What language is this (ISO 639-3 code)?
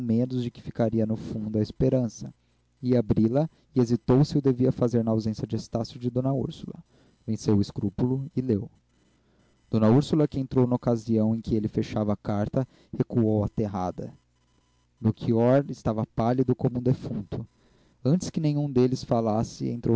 por